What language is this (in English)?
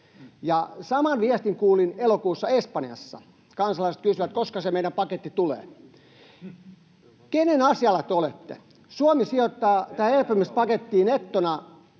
Finnish